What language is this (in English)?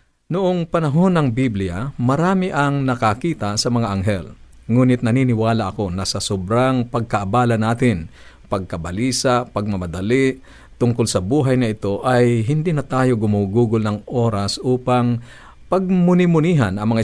Filipino